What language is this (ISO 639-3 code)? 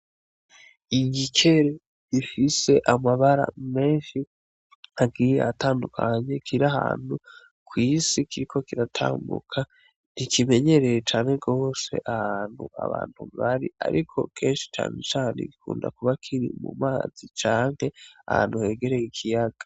run